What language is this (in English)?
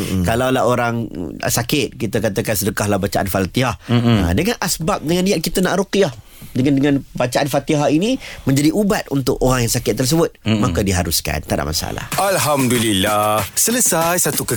Malay